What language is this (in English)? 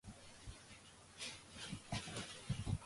Georgian